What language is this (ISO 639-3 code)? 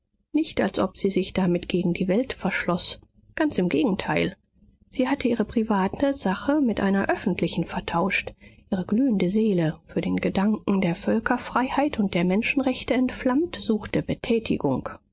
deu